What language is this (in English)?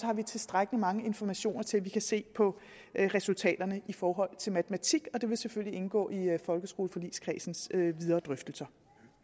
Danish